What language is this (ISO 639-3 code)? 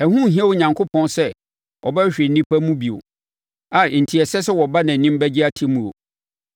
aka